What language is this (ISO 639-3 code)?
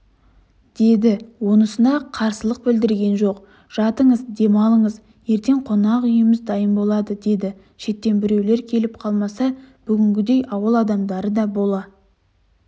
kaz